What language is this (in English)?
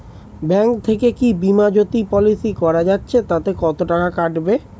Bangla